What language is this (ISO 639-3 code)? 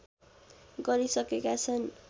nep